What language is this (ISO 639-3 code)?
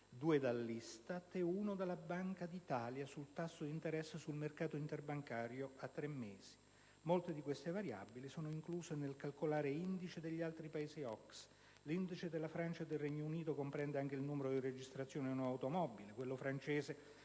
ita